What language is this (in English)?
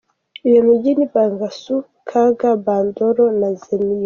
Kinyarwanda